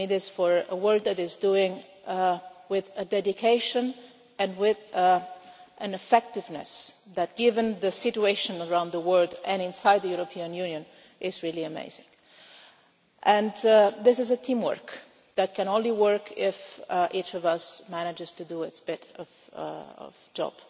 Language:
English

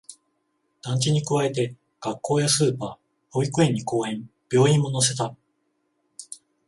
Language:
Japanese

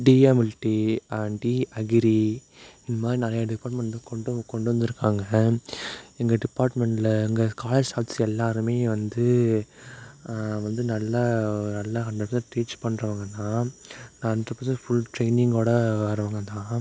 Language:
Tamil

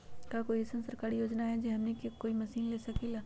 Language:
Magahi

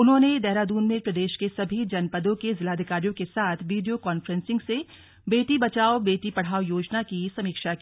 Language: Hindi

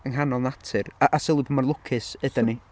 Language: Welsh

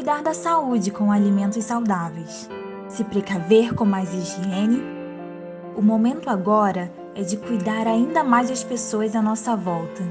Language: Portuguese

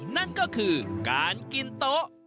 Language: Thai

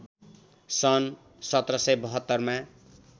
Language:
Nepali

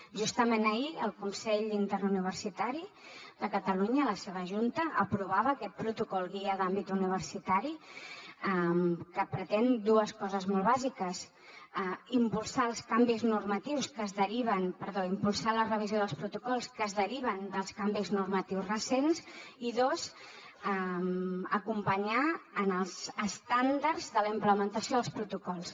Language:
Catalan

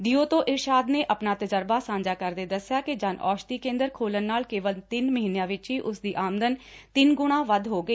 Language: Punjabi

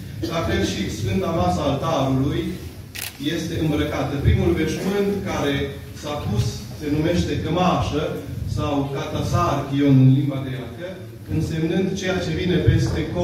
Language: Romanian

